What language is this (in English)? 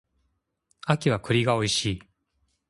Japanese